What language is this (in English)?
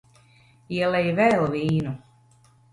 Latvian